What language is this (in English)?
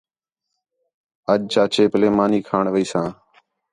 Khetrani